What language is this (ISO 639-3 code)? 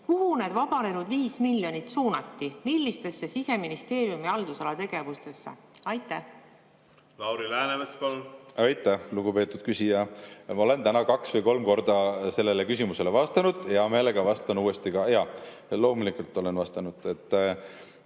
est